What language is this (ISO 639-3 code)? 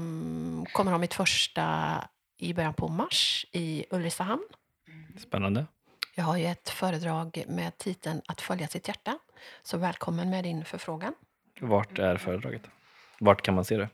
swe